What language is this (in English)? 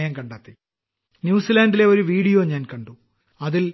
Malayalam